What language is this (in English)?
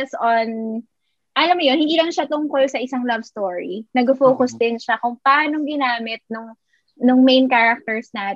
Filipino